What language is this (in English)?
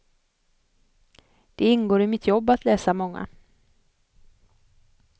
Swedish